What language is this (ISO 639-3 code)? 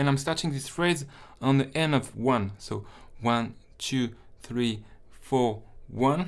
eng